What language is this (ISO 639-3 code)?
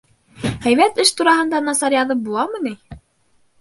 bak